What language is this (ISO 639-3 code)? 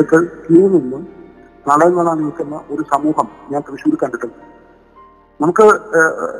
mal